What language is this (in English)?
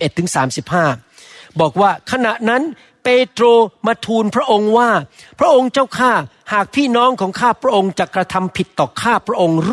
Thai